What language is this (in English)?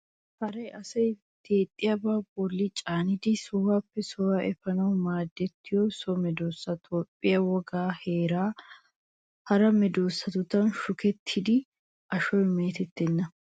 Wolaytta